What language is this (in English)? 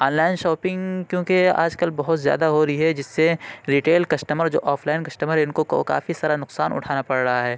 Urdu